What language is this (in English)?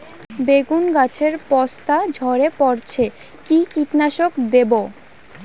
Bangla